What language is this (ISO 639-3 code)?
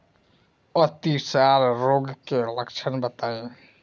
bho